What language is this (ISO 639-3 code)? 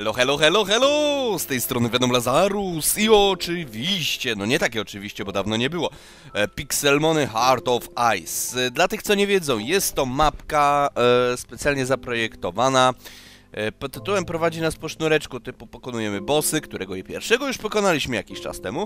pol